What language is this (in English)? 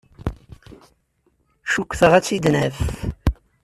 Kabyle